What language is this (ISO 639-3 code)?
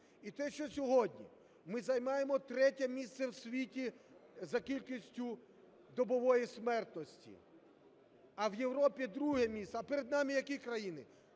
ukr